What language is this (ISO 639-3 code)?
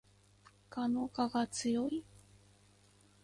jpn